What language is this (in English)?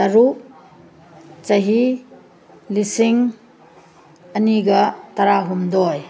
Manipuri